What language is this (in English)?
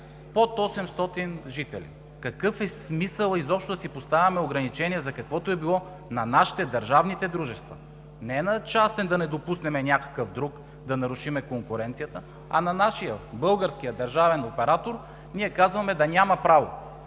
Bulgarian